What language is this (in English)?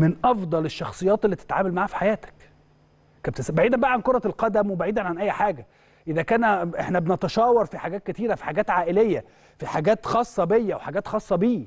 Arabic